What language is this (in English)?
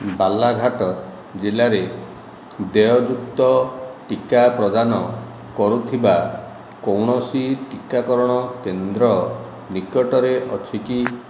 Odia